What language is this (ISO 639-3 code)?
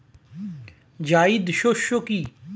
ben